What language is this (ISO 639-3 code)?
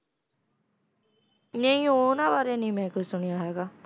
pan